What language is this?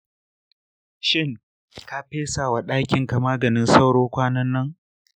Hausa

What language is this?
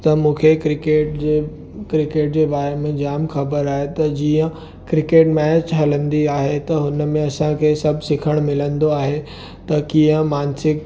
Sindhi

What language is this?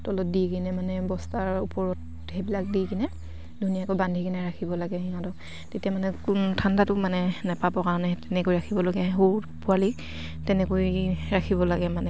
Assamese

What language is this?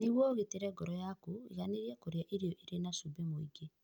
Kikuyu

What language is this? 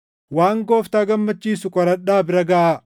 Oromo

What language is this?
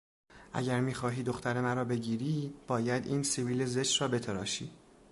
Persian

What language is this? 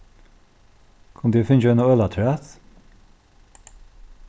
Faroese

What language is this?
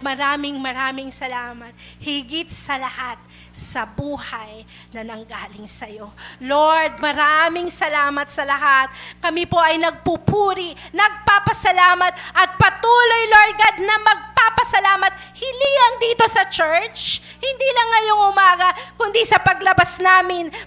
Filipino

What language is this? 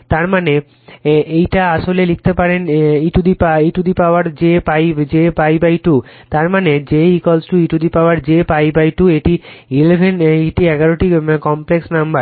Bangla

